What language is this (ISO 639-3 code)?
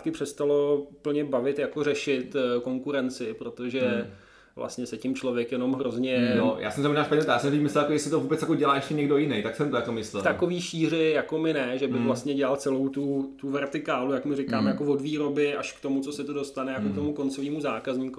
ces